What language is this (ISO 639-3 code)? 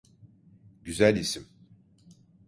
tur